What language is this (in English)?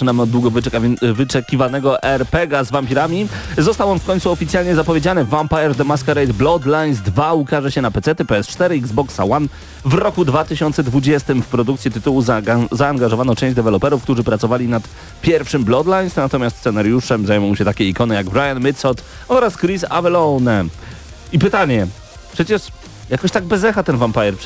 Polish